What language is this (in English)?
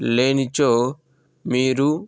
Telugu